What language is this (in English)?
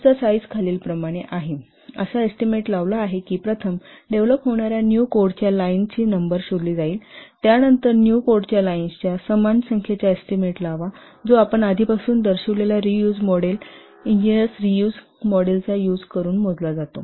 Marathi